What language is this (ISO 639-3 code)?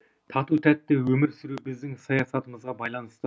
kaz